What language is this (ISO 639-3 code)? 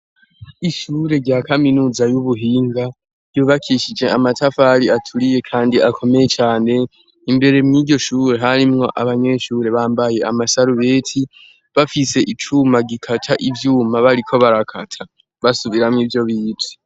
run